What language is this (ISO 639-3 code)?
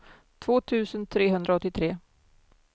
swe